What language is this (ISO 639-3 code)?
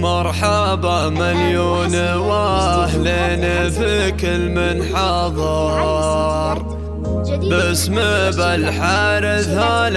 ara